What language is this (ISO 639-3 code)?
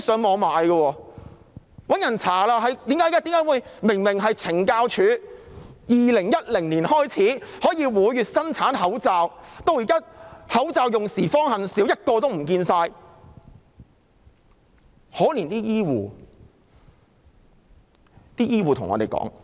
yue